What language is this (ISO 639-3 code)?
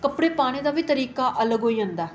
doi